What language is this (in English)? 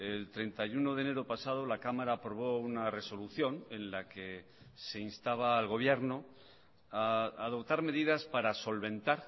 Spanish